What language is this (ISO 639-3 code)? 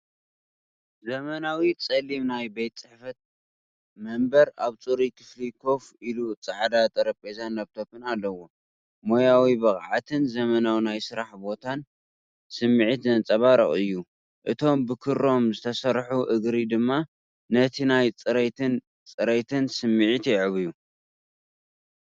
tir